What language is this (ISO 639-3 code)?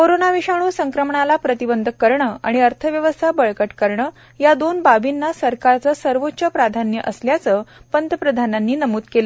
mar